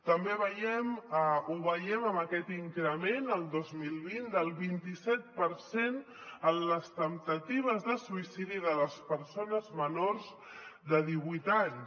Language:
Catalan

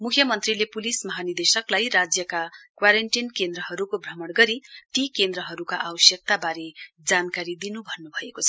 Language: Nepali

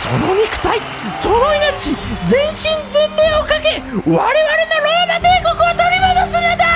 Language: Japanese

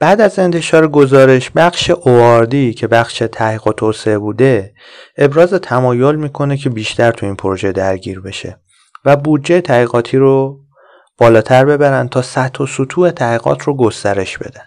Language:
Persian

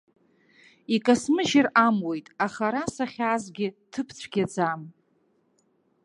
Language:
Abkhazian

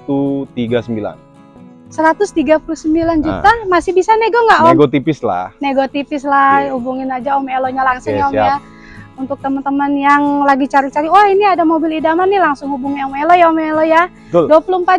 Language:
Indonesian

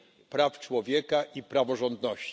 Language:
Polish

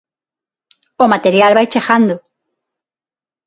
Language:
Galician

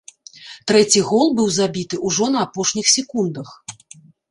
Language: Belarusian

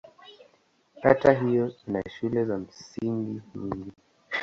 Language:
Swahili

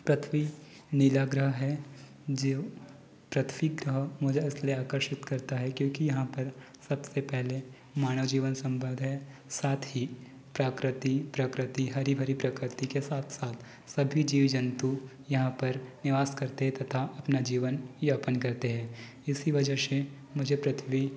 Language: Hindi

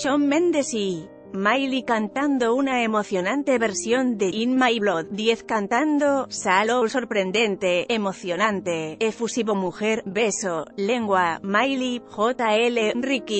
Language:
Spanish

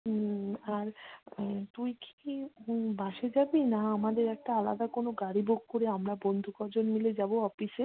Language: Bangla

